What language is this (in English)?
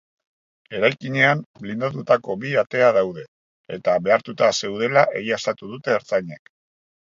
Basque